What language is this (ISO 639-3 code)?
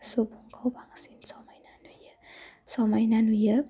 brx